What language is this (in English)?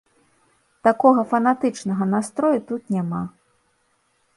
Belarusian